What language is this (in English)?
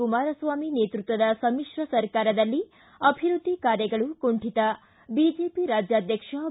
Kannada